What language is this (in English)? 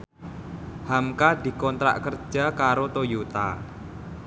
Javanese